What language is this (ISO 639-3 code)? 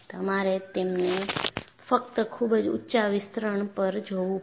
guj